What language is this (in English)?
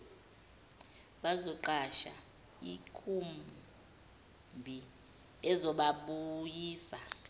Zulu